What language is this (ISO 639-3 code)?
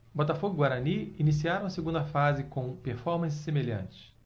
por